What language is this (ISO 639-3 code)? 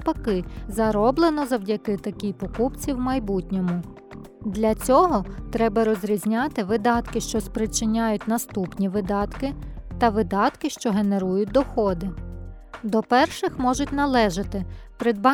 ukr